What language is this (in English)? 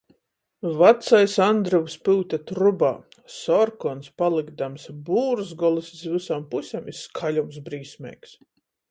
Latgalian